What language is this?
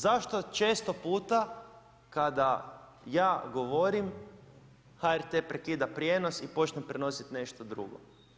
Croatian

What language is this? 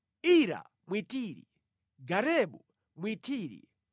Nyanja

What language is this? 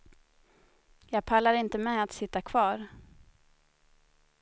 Swedish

